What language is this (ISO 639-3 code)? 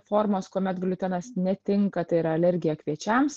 lit